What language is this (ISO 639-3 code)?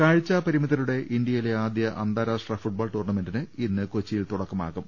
mal